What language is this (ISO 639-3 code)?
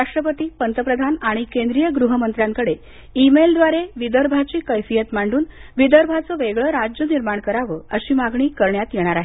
mar